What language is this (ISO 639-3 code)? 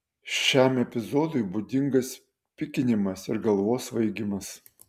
lit